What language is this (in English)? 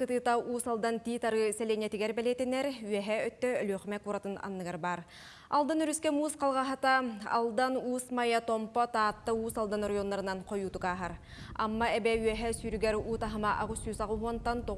Turkish